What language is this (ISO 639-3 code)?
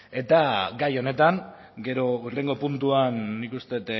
eus